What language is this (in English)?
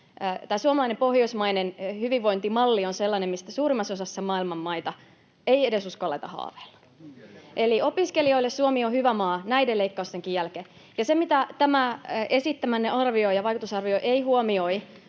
Finnish